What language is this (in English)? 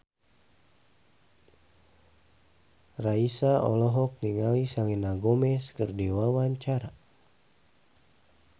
Sundanese